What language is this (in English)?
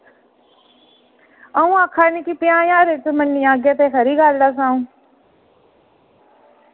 Dogri